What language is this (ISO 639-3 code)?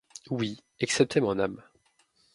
fra